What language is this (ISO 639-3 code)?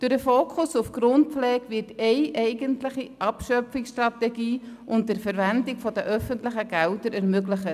gsw